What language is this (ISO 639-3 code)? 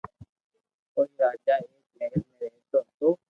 lrk